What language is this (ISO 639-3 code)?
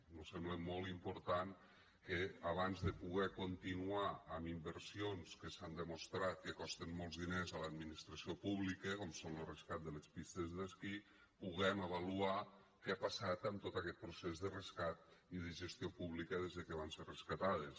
cat